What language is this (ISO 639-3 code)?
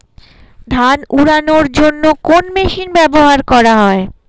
ben